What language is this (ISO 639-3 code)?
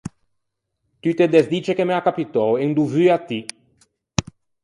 lij